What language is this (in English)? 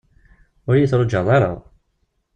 Kabyle